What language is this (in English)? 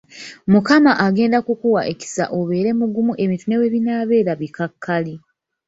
Ganda